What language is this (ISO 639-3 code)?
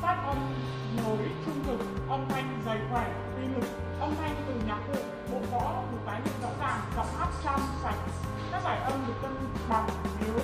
vie